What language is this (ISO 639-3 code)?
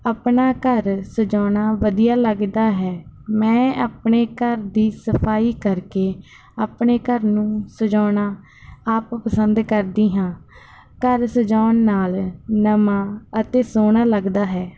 pan